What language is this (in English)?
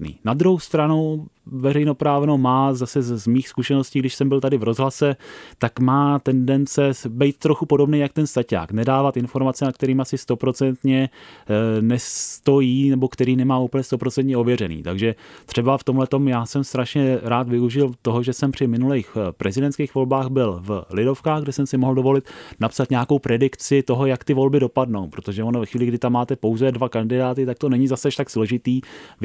Czech